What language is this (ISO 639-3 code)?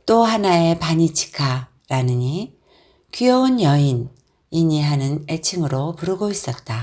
kor